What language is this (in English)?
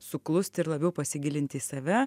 Lithuanian